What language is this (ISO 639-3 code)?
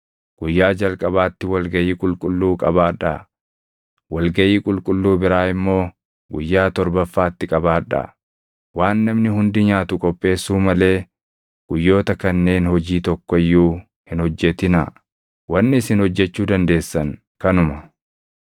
orm